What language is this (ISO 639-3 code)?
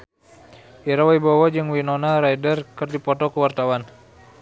sun